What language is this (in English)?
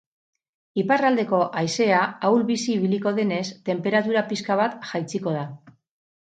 Basque